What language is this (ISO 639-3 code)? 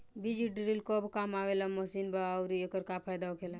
bho